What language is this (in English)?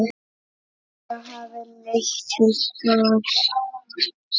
Icelandic